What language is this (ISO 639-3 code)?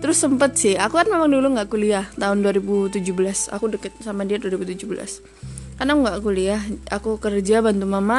ind